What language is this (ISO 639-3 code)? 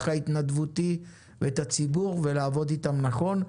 heb